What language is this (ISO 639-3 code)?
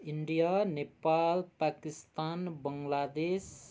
nep